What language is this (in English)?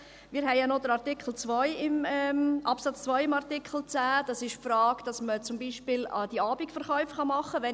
Swiss German